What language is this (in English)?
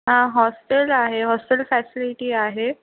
Marathi